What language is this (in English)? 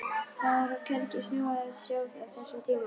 Icelandic